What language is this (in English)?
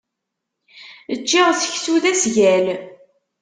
Kabyle